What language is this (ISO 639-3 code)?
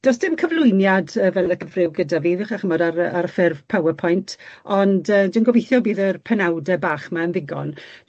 cym